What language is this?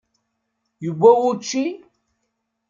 Kabyle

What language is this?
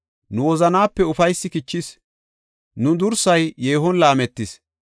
Gofa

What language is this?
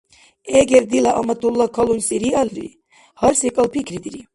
Dargwa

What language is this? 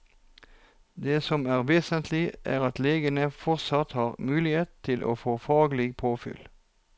Norwegian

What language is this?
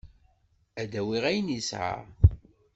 Kabyle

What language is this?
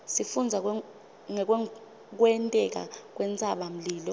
Swati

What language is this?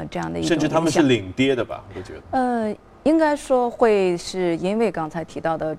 Chinese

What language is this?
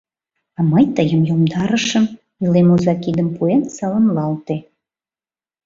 Mari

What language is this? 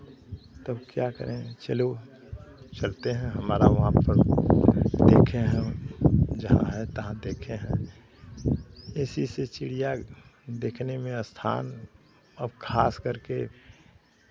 Hindi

